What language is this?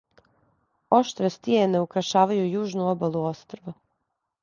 Serbian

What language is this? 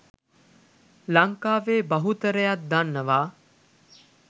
Sinhala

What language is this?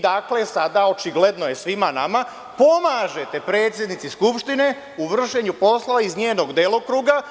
Serbian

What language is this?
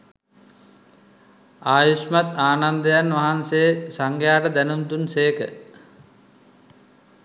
Sinhala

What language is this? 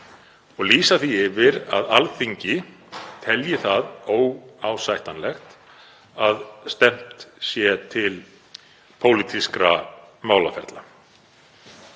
Icelandic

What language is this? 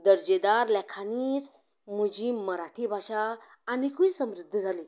Konkani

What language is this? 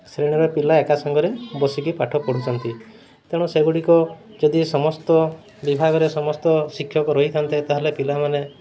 Odia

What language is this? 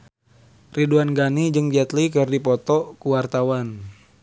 Sundanese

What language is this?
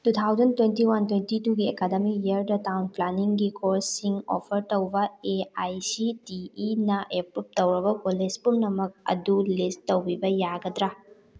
Manipuri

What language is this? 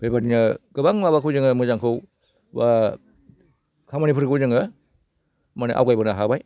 Bodo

